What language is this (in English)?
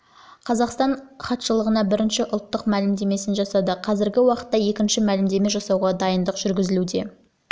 Kazakh